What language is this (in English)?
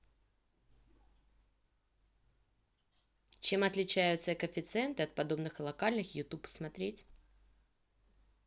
Russian